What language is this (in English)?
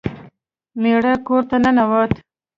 Pashto